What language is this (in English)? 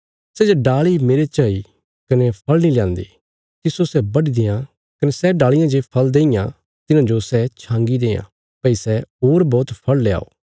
Bilaspuri